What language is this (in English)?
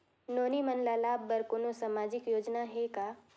Chhattisgarhi